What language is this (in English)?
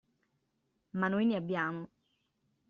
Italian